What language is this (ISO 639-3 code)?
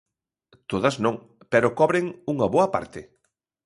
glg